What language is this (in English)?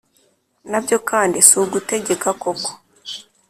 Kinyarwanda